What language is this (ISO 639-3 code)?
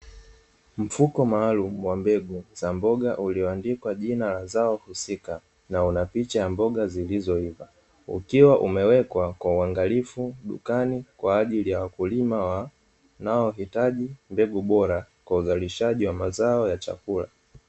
swa